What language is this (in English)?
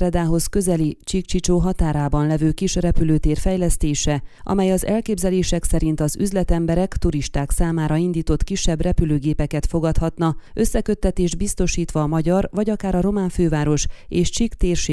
Hungarian